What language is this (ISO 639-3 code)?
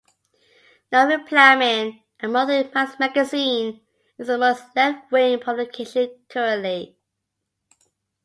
eng